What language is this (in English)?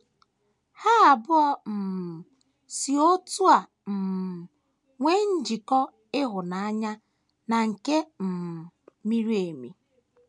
Igbo